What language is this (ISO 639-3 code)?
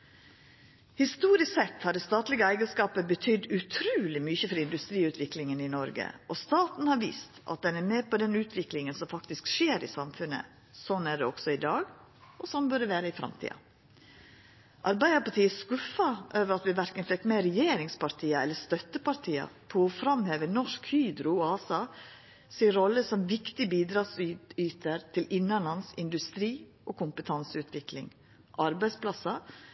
nno